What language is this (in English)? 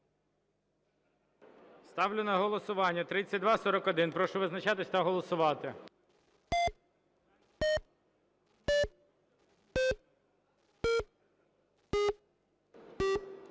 Ukrainian